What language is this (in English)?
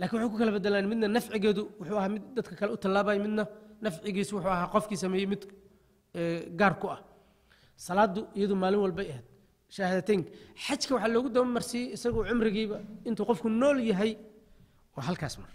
Arabic